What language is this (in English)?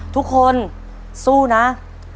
Thai